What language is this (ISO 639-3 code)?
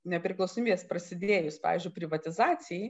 lit